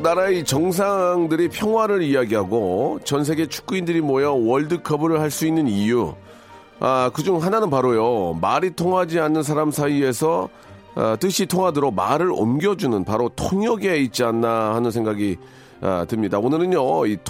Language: Korean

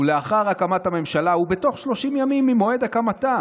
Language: Hebrew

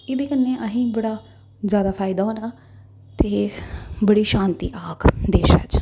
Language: Dogri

